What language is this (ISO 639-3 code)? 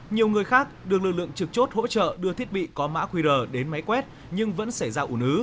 vie